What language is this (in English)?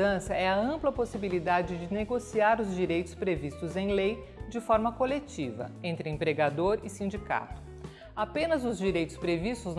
Portuguese